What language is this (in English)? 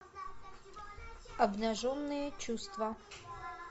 Russian